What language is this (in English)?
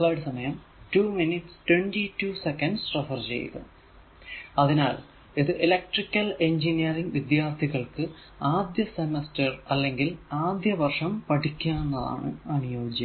Malayalam